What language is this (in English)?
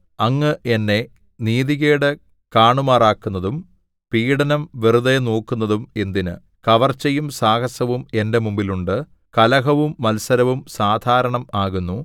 Malayalam